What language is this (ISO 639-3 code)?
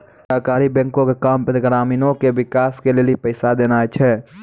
mai